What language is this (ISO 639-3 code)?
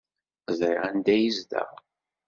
kab